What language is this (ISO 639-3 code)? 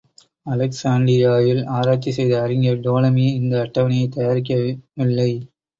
tam